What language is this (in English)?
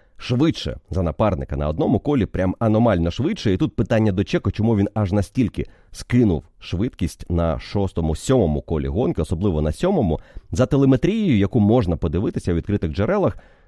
Ukrainian